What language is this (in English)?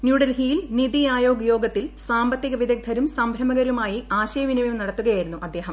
Malayalam